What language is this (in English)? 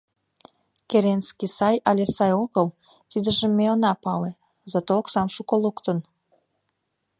Mari